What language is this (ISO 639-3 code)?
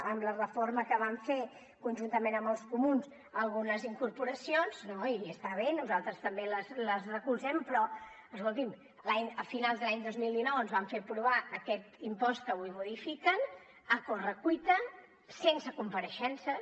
cat